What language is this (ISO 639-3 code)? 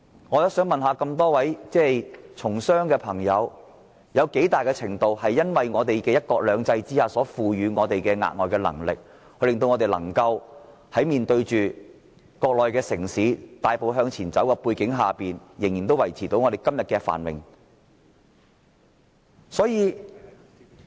yue